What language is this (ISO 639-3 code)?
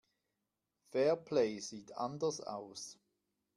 deu